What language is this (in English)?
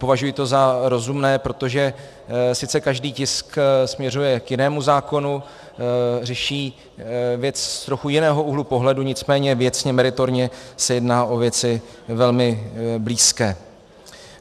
Czech